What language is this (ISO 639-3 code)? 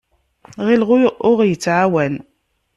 kab